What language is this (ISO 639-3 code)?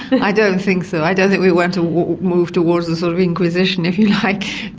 eng